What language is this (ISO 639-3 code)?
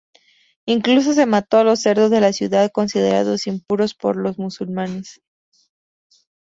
spa